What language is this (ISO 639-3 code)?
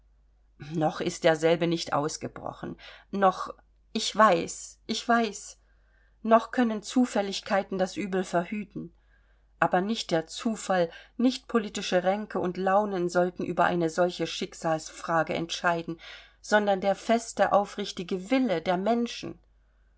deu